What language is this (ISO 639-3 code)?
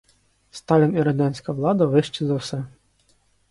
ukr